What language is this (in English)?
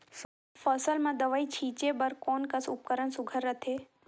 Chhattisgarhi